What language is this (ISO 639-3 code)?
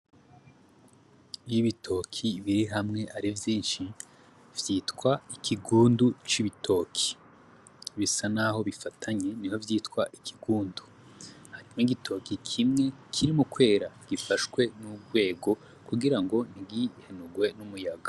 run